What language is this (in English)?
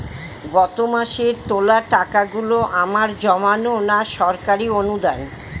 Bangla